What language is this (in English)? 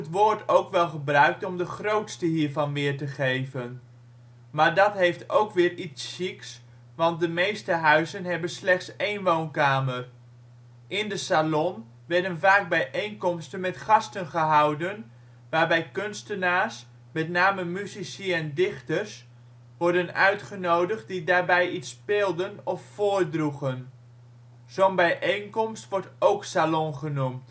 Dutch